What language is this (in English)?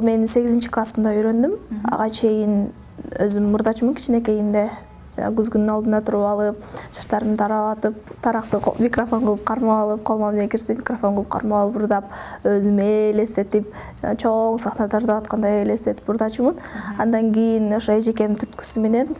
Turkish